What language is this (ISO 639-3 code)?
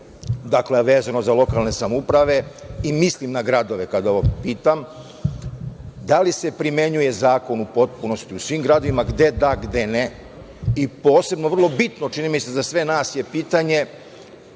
srp